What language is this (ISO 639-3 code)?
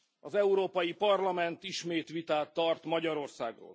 hun